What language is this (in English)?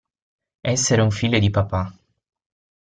Italian